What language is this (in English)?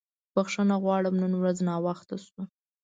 Pashto